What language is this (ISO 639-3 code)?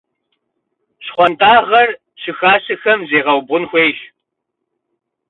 kbd